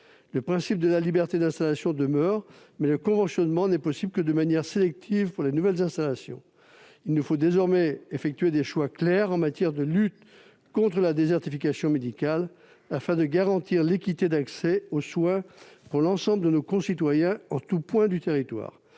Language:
French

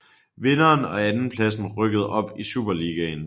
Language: Danish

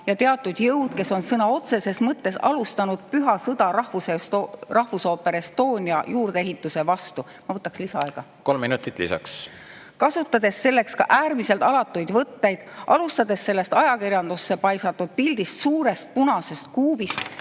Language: Estonian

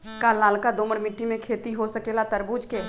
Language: Magahi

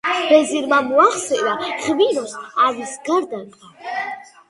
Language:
Georgian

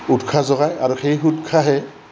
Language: Assamese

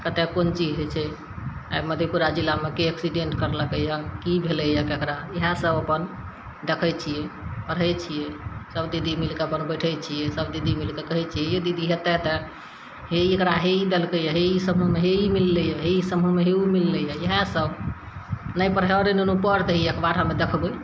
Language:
Maithili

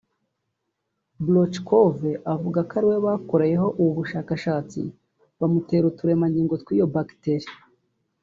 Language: Kinyarwanda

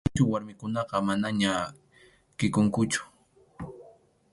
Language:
Arequipa-La Unión Quechua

